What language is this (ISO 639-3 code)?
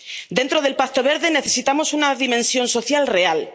spa